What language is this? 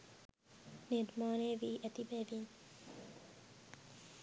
Sinhala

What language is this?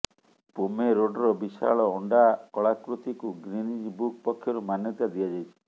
Odia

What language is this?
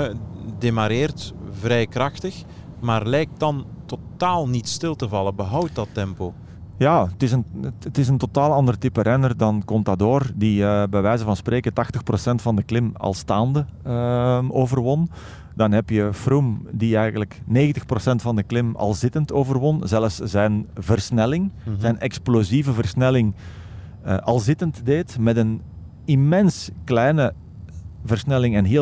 Dutch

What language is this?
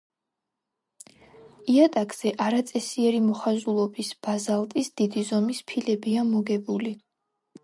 Georgian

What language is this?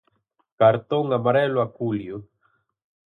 Galician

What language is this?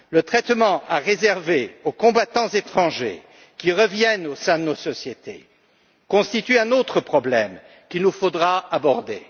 French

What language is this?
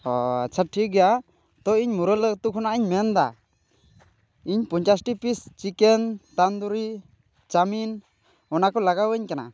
Santali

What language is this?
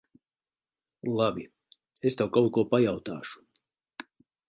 Latvian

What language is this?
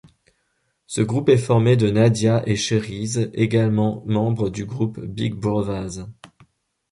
French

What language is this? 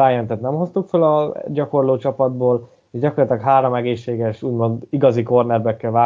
Hungarian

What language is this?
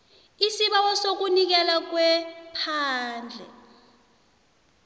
South Ndebele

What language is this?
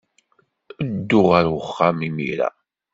Kabyle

